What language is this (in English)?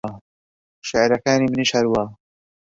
Central Kurdish